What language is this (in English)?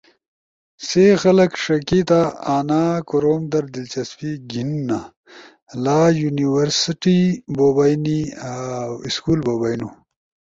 Ushojo